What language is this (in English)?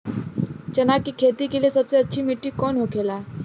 Bhojpuri